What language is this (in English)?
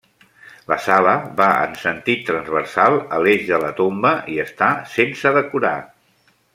Catalan